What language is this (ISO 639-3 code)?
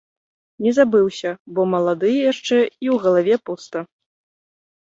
bel